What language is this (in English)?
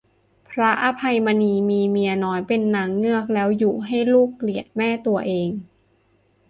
Thai